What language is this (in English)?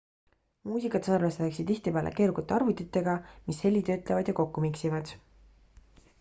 Estonian